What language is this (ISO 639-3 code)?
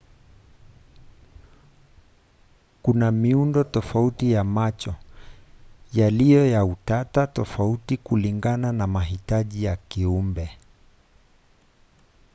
swa